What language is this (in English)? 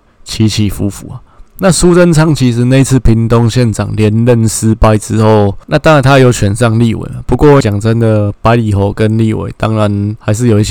Chinese